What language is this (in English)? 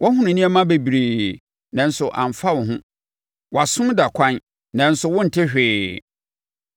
Akan